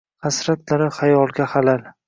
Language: Uzbek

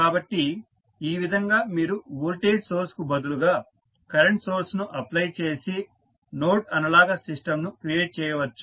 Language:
Telugu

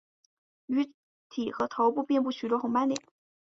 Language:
Chinese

